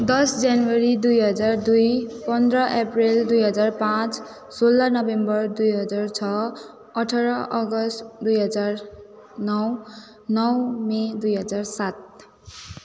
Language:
Nepali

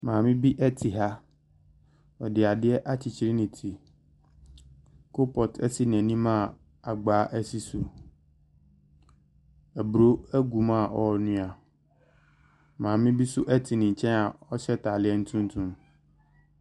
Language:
Akan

